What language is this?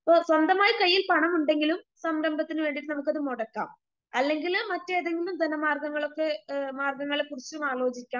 Malayalam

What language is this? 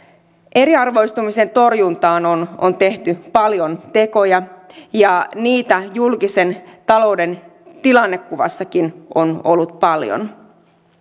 Finnish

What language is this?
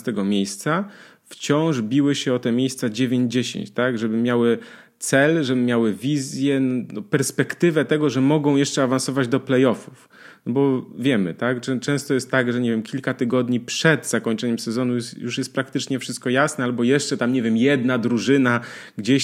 Polish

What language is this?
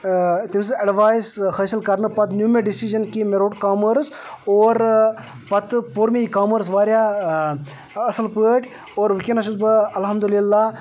Kashmiri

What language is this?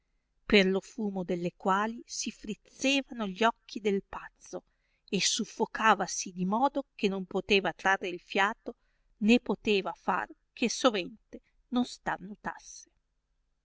Italian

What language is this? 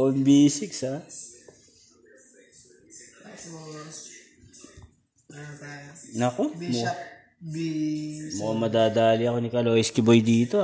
Filipino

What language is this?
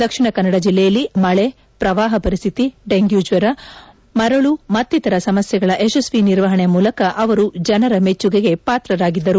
Kannada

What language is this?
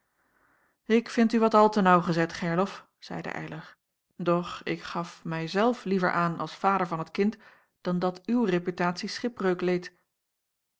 Dutch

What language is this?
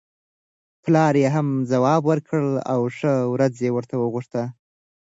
Pashto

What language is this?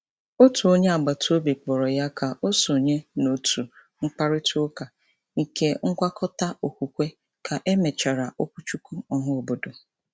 Igbo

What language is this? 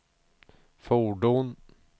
Swedish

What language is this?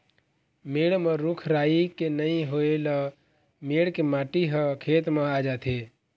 Chhattisgarhi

